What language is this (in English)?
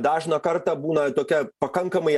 Lithuanian